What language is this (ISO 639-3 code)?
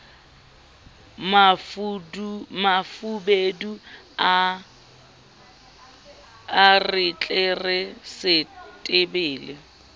sot